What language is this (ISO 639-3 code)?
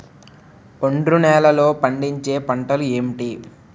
tel